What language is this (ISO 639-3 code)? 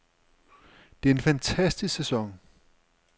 dan